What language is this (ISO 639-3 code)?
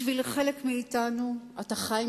heb